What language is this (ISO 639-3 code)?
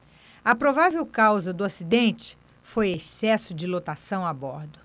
por